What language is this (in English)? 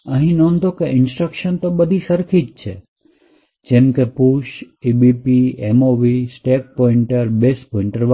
Gujarati